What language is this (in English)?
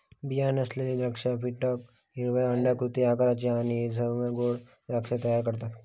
Marathi